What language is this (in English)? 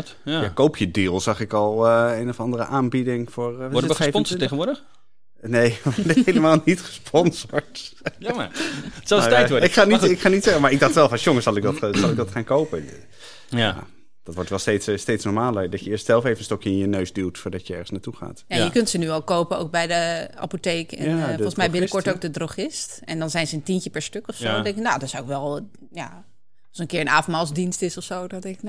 Dutch